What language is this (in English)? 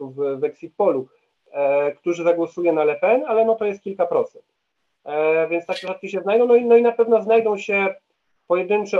Polish